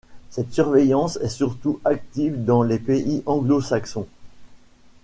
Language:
French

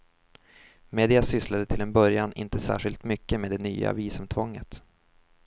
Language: Swedish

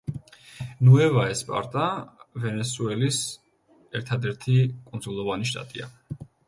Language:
Georgian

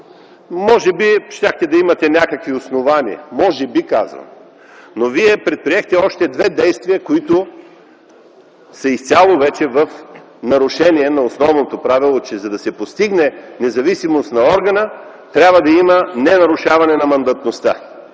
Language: Bulgarian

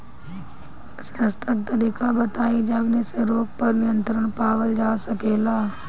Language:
Bhojpuri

